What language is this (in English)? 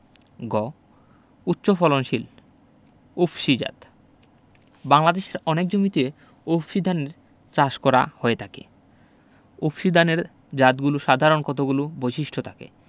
Bangla